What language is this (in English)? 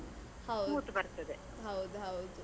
Kannada